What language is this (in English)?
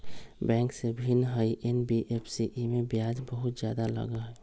Magahi